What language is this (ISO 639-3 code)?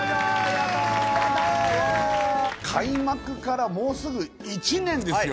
jpn